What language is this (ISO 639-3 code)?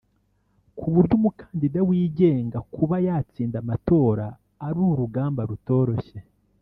kin